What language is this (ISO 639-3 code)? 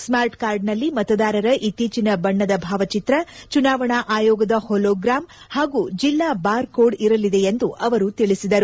kan